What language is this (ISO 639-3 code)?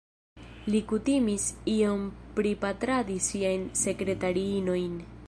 epo